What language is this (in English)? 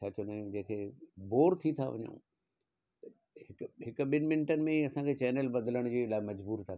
Sindhi